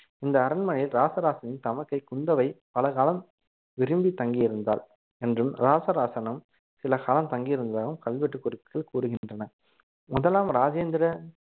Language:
Tamil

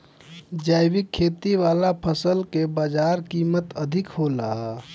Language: Bhojpuri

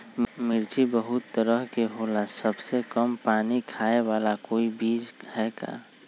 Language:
Magahi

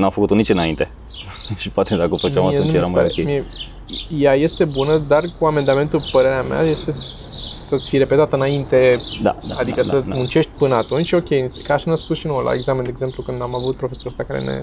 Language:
Romanian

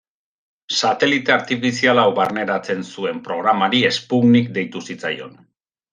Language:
Basque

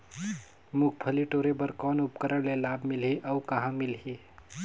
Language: Chhattisgarhi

